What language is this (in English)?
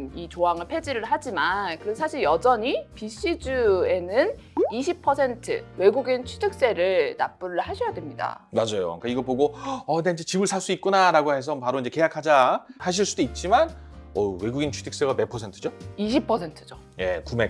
Korean